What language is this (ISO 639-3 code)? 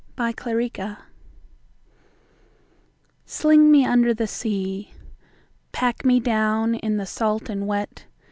eng